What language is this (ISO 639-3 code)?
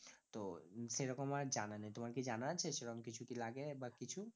ben